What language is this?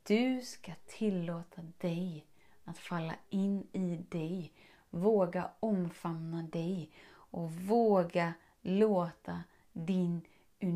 Swedish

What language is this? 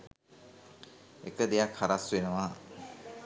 Sinhala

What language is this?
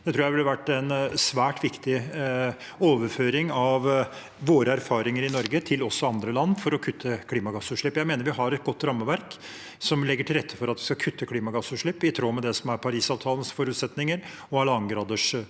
Norwegian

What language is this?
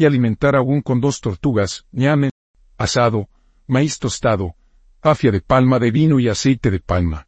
Spanish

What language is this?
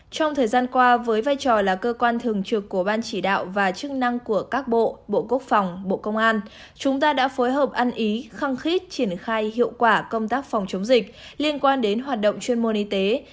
Vietnamese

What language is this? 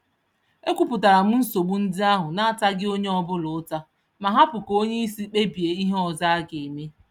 Igbo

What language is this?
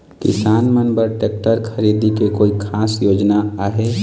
Chhattisgarhi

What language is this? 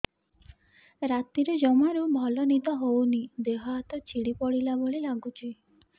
Odia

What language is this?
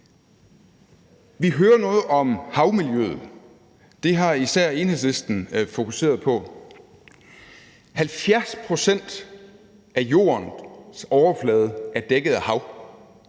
Danish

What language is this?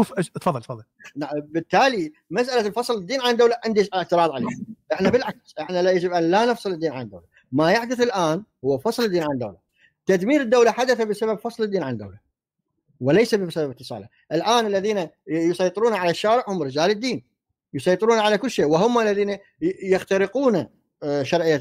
Arabic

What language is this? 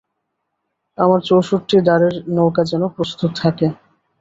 Bangla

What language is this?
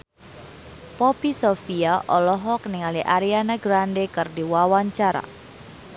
Sundanese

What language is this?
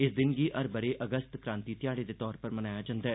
Dogri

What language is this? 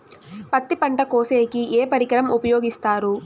Telugu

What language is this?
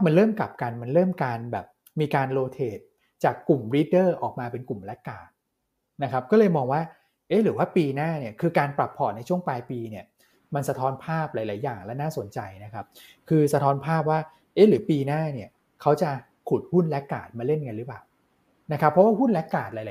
Thai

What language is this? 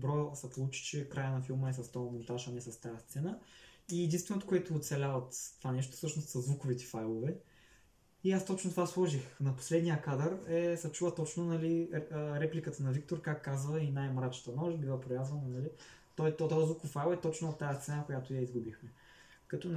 Bulgarian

